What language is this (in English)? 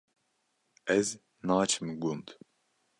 Kurdish